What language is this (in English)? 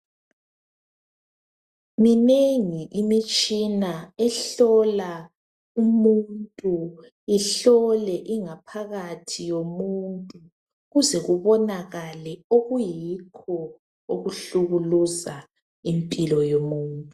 North Ndebele